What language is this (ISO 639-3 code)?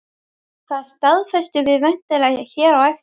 isl